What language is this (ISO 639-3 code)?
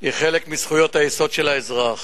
heb